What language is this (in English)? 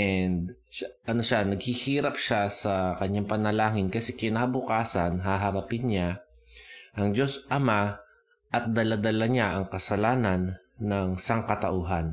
Filipino